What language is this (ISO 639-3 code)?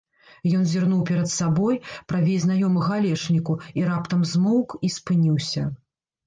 bel